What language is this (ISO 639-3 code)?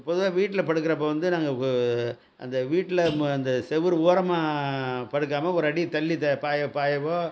tam